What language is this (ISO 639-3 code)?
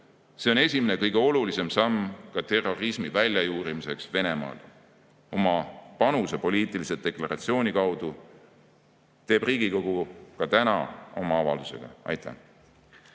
est